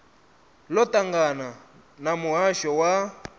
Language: Venda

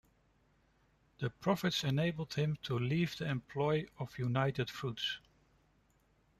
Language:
English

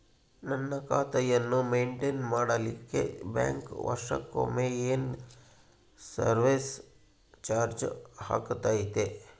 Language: Kannada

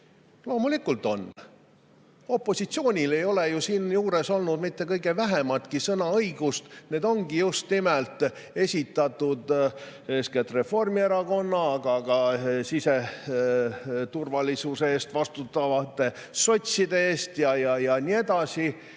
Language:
Estonian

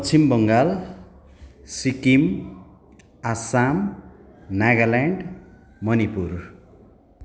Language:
Nepali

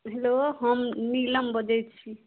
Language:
Maithili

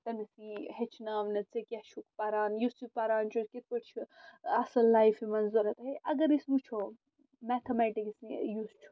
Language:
Kashmiri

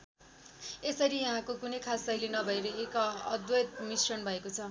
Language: Nepali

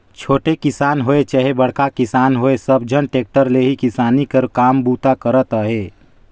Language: Chhattisgarhi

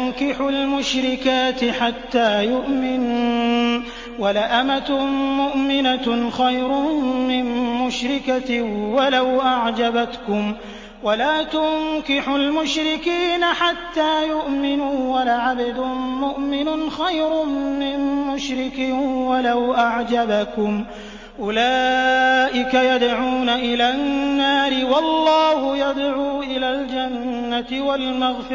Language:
Arabic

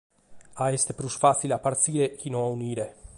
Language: Sardinian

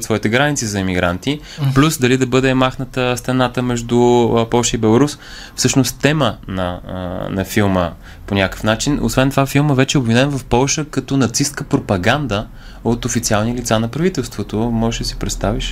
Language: Bulgarian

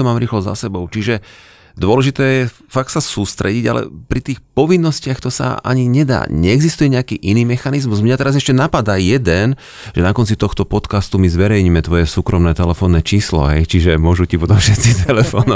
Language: Slovak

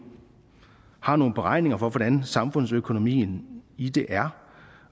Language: Danish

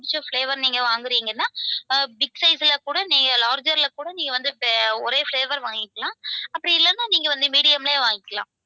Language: Tamil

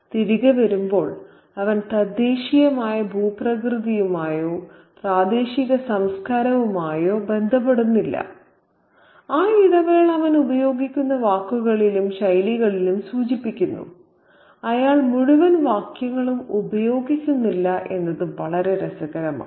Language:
Malayalam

